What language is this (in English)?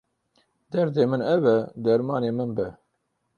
Kurdish